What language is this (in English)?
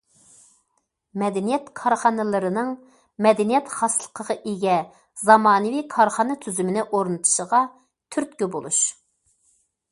Uyghur